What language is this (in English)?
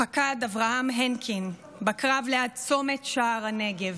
Hebrew